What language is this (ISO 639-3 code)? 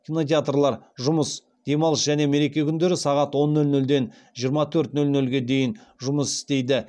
kaz